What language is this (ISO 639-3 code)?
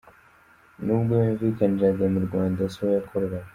kin